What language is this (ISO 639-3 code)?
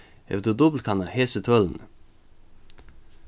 fao